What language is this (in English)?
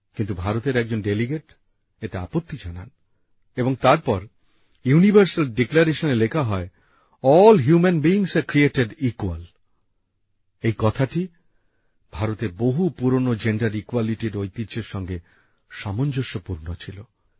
Bangla